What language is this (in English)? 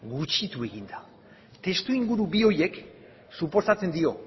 Basque